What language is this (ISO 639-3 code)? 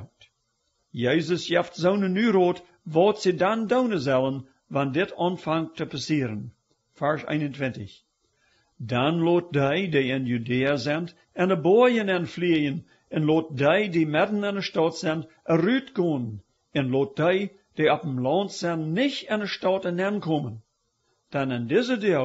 deu